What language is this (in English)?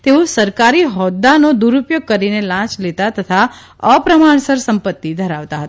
Gujarati